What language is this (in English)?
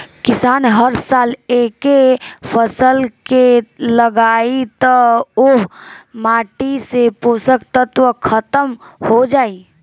Bhojpuri